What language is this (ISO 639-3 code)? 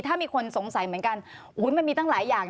tha